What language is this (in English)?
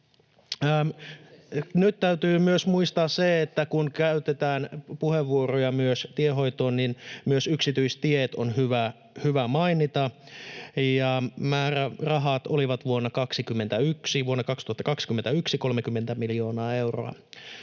Finnish